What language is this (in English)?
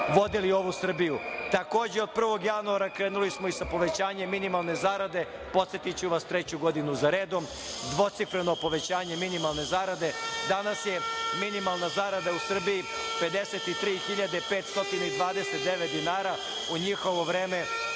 Serbian